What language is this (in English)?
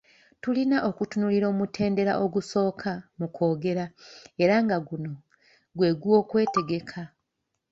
Ganda